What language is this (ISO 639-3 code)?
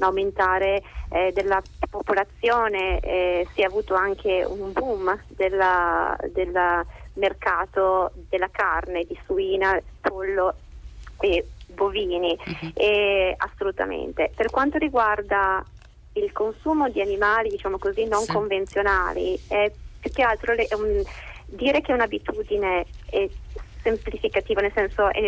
ita